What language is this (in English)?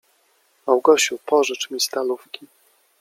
Polish